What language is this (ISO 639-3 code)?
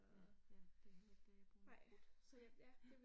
dan